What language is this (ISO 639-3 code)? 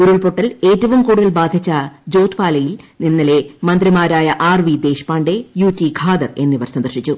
mal